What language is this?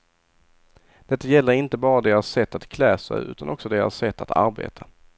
Swedish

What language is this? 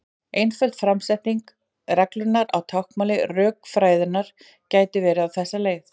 Icelandic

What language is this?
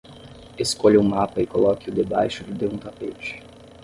Portuguese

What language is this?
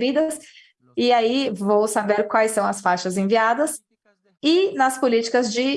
Portuguese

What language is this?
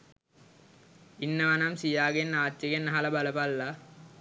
Sinhala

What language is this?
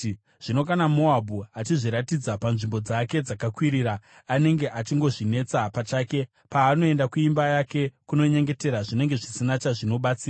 Shona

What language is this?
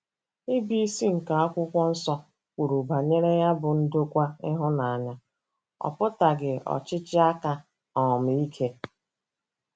Igbo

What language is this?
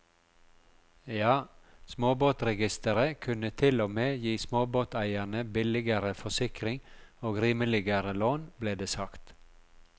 Norwegian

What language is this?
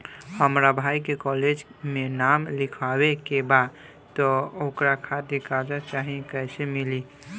Bhojpuri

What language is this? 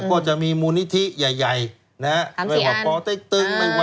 Thai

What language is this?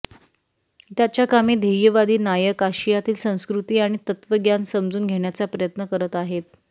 Marathi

